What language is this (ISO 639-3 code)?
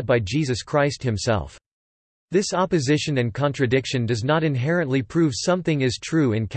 eng